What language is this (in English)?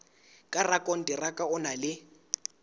Southern Sotho